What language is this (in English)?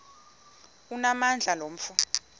Xhosa